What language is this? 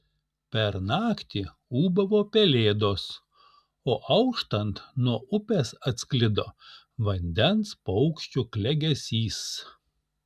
Lithuanian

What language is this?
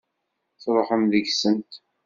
Kabyle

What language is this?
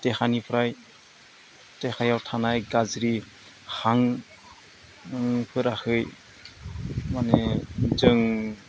Bodo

